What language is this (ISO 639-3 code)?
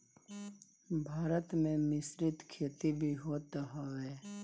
bho